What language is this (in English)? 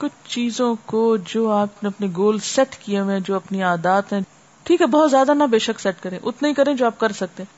Urdu